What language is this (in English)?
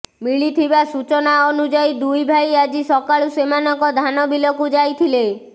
Odia